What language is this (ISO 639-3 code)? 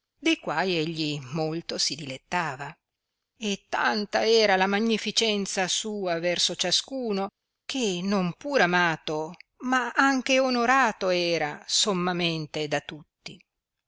ita